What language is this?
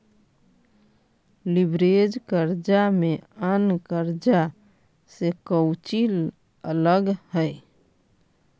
Magahi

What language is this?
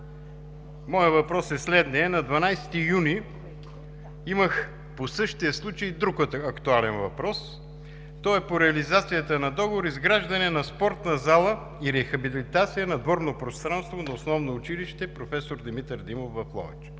Bulgarian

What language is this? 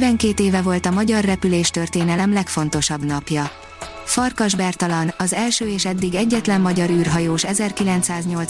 Hungarian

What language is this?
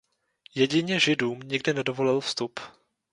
Czech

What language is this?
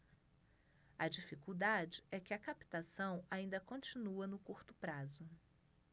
Portuguese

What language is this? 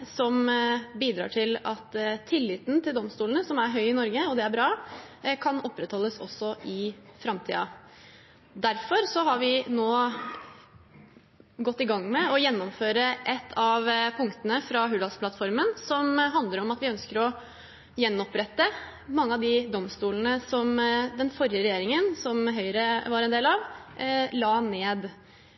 Norwegian Bokmål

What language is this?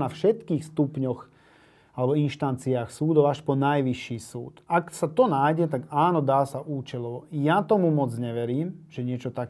Slovak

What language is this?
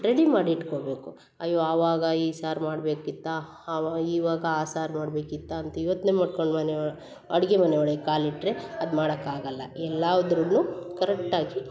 Kannada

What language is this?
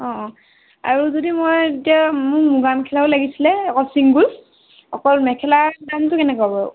Assamese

